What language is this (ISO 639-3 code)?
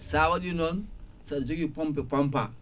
ful